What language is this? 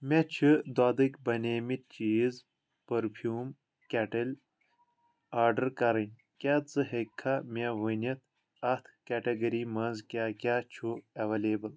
Kashmiri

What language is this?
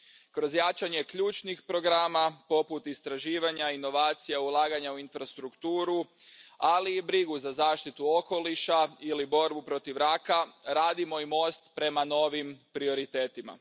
Croatian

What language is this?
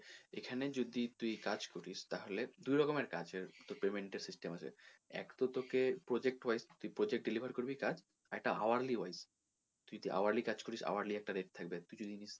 Bangla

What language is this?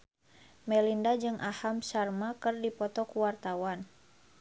Sundanese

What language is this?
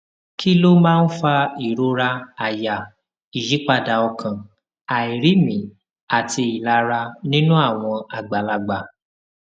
Yoruba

